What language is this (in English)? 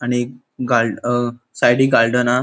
Konkani